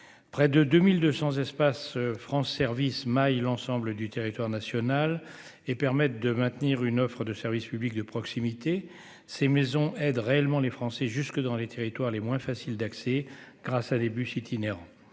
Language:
French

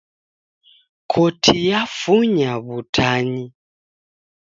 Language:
Taita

